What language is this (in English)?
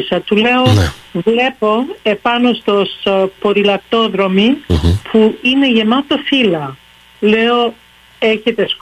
Greek